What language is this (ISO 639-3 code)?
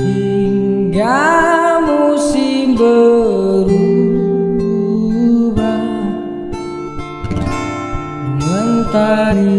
ind